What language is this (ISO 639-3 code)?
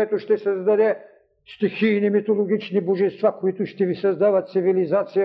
bul